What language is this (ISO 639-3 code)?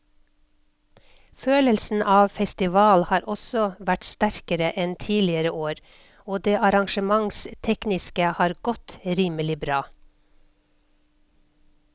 nor